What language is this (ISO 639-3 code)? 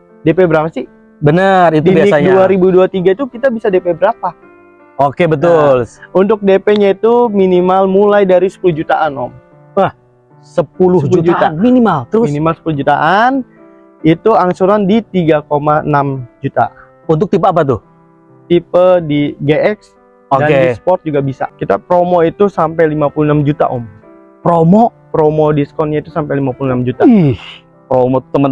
ind